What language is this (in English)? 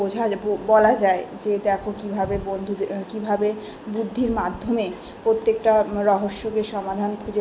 Bangla